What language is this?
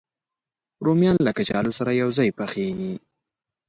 Pashto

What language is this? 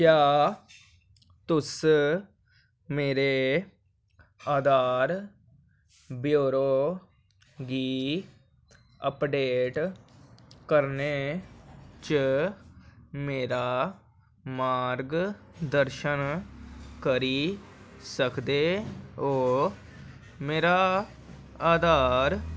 Dogri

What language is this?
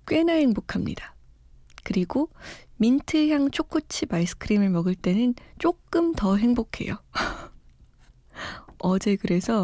Korean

